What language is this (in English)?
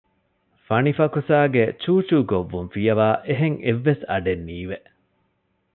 Divehi